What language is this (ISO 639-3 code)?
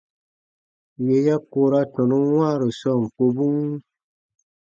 bba